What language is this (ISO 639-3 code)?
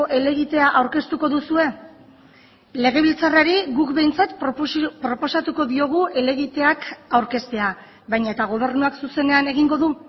eus